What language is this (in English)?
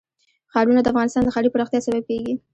Pashto